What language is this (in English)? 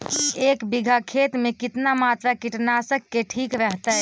Magahi